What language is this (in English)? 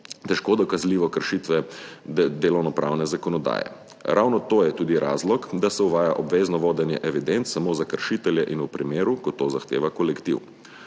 Slovenian